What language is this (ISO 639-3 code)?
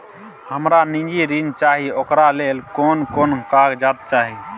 mai